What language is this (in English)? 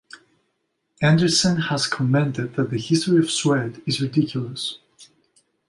English